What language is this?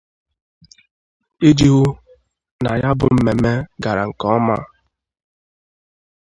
Igbo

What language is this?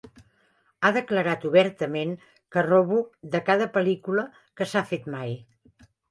Catalan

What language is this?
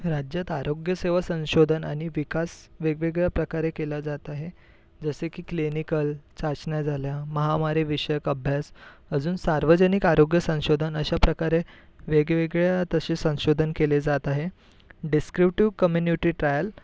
Marathi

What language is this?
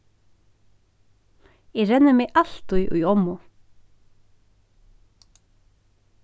Faroese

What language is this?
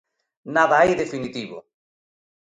Galician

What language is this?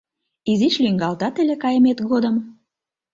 Mari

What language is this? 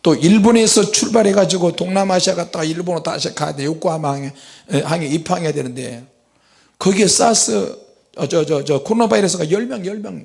Korean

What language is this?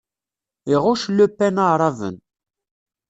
Kabyle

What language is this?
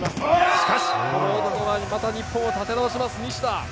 Japanese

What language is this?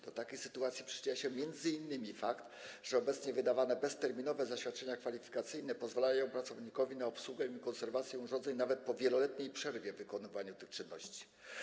Polish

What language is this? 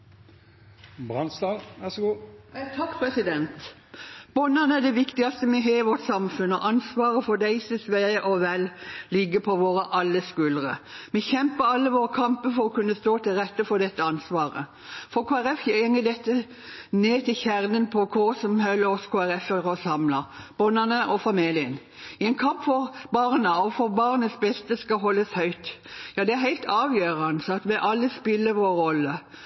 Norwegian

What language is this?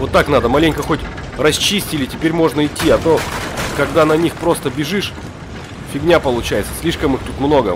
Russian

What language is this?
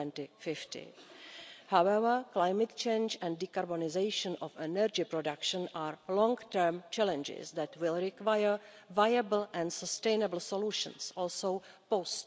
English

